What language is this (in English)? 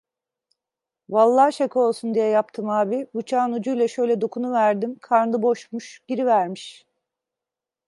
Turkish